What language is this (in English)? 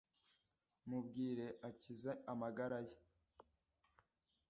Kinyarwanda